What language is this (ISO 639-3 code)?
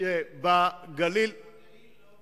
heb